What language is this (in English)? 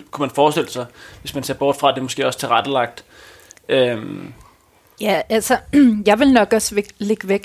Danish